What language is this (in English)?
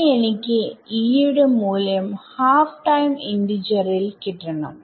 Malayalam